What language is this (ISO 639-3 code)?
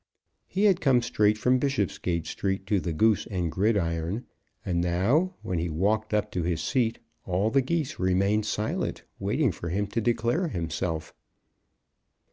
eng